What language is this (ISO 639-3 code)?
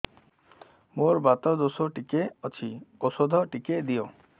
ori